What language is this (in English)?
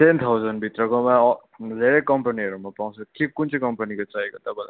Nepali